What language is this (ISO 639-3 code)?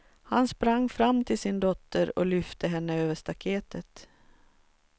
swe